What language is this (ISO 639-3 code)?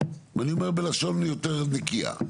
heb